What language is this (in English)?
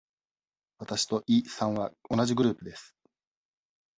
Japanese